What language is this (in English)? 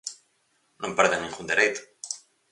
Galician